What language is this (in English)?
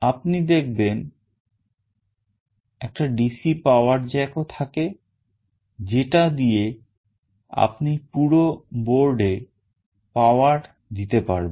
Bangla